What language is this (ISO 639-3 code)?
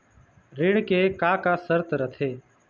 hne